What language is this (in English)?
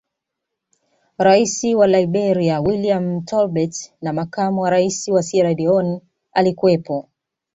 Swahili